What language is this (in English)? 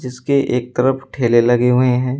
Hindi